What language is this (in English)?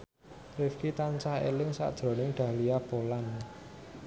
Javanese